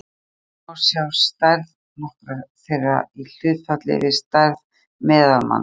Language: Icelandic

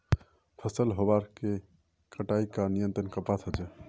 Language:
Magahi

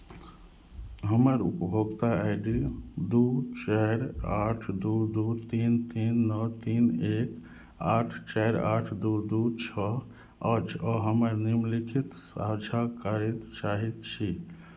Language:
Maithili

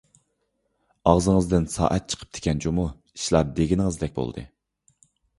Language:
Uyghur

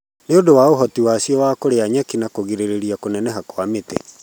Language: Kikuyu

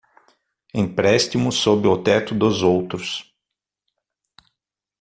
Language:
Portuguese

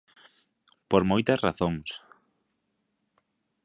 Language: Galician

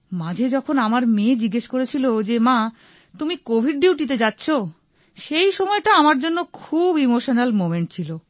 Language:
Bangla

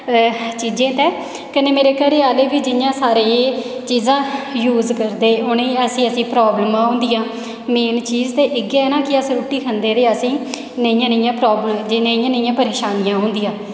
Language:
Dogri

